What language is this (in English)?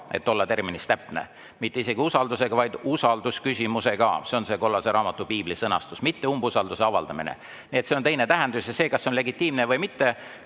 Estonian